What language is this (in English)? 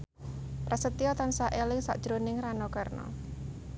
Javanese